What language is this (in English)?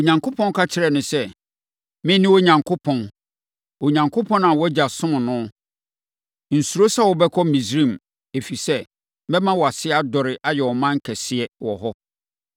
Akan